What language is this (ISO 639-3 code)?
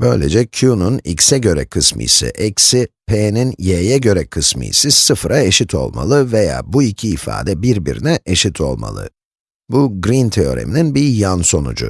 tur